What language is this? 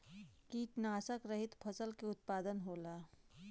Bhojpuri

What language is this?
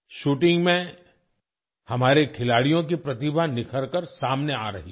Hindi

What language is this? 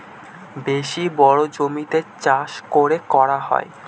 Bangla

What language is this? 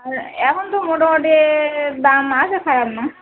Bangla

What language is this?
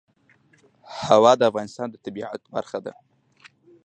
Pashto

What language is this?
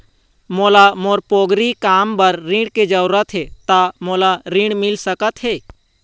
Chhattisgarhi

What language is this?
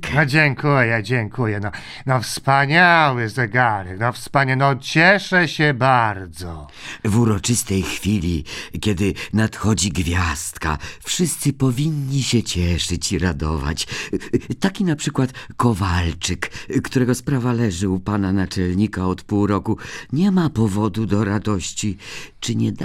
Polish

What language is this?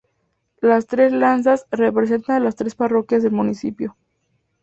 Spanish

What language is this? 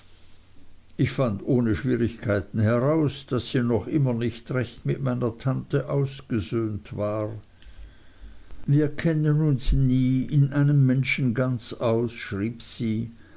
German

